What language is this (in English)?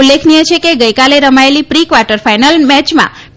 Gujarati